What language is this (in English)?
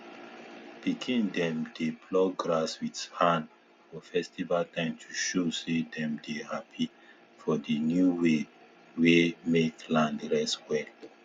Nigerian Pidgin